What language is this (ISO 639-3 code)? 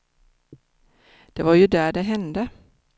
swe